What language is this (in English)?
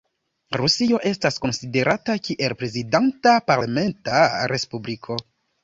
Esperanto